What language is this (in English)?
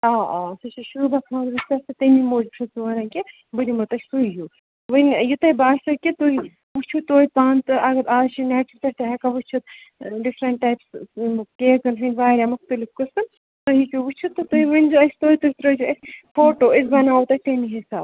Kashmiri